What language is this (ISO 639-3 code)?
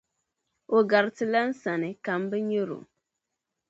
dag